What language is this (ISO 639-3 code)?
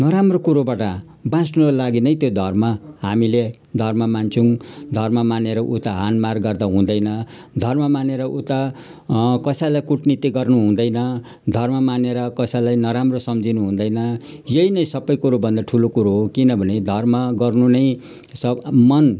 nep